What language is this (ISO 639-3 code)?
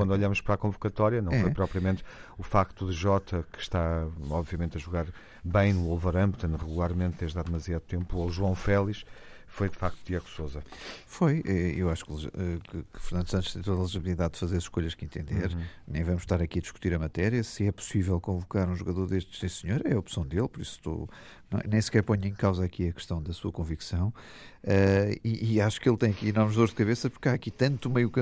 por